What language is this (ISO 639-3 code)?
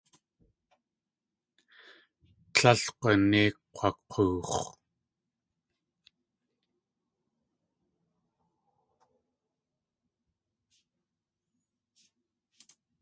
tli